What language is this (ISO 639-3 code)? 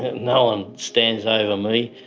eng